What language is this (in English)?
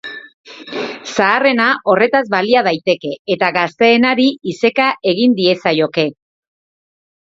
Basque